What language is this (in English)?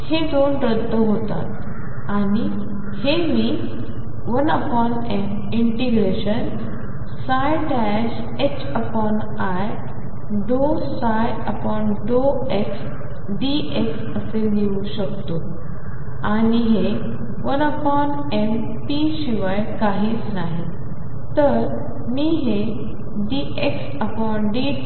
Marathi